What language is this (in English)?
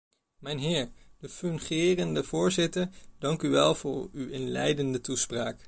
Dutch